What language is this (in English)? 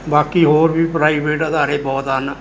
Punjabi